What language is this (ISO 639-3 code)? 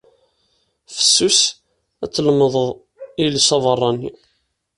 kab